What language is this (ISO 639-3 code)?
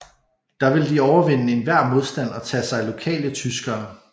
dan